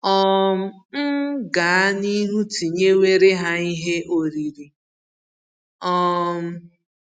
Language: Igbo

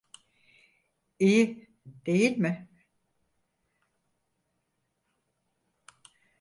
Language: Turkish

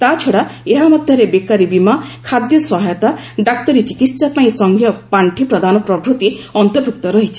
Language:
Odia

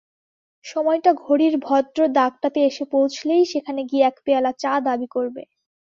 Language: Bangla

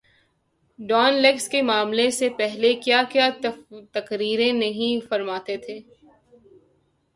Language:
Urdu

